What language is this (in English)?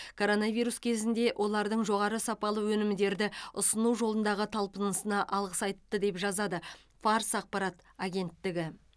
Kazakh